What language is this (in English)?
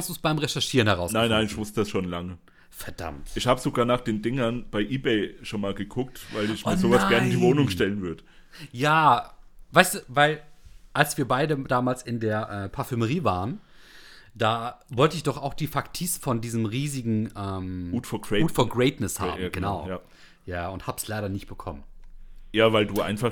German